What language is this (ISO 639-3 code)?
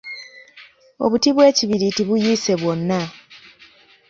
lug